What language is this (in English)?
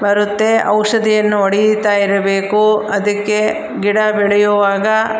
Kannada